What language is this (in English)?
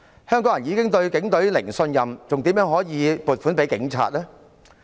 Cantonese